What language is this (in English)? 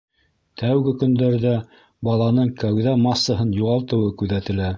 Bashkir